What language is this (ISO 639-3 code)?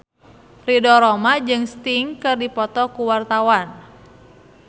sun